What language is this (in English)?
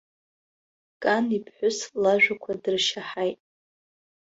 Abkhazian